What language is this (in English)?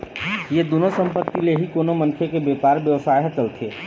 Chhattisgarhi